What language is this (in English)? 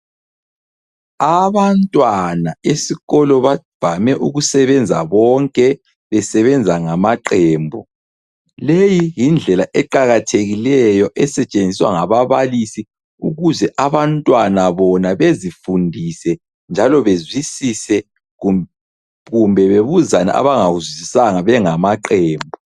North Ndebele